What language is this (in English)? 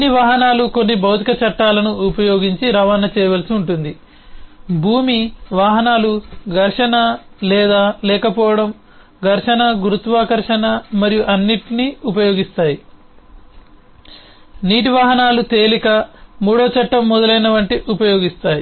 Telugu